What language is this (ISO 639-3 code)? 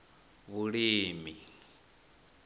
ven